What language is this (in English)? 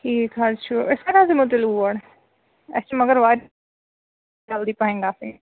Kashmiri